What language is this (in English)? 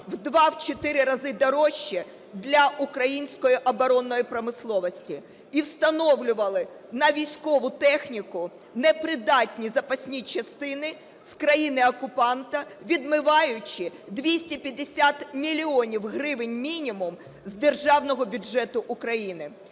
Ukrainian